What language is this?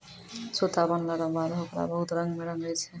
Maithili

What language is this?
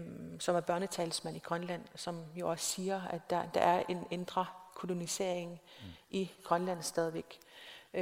Danish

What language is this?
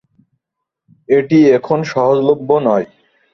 Bangla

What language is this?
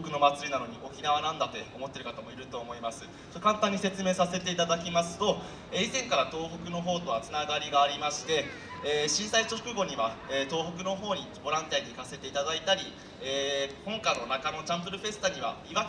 Japanese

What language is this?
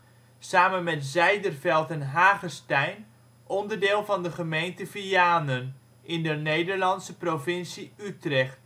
Dutch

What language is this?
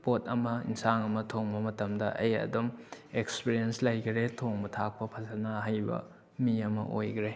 Manipuri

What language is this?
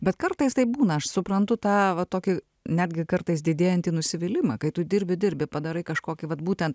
Lithuanian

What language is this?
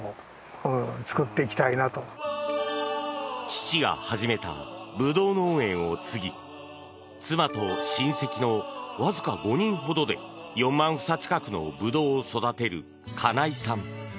Japanese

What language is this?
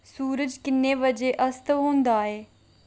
Dogri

